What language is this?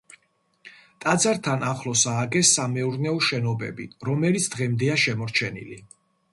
Georgian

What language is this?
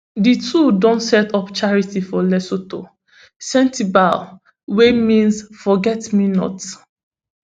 Nigerian Pidgin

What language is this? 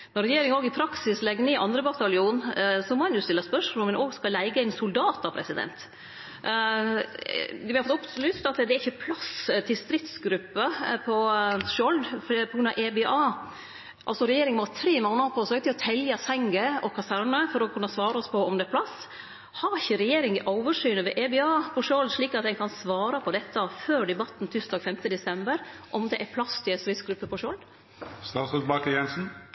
Norwegian Nynorsk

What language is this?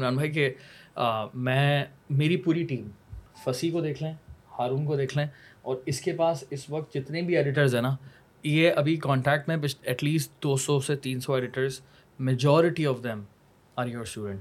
Urdu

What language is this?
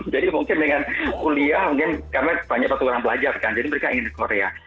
Indonesian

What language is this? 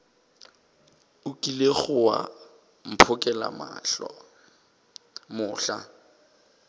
Northern Sotho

